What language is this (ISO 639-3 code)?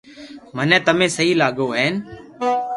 lrk